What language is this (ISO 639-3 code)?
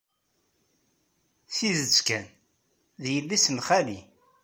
kab